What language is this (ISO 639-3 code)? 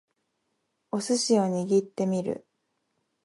jpn